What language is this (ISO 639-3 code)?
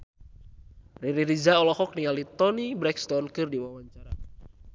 sun